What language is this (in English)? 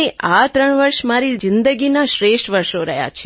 Gujarati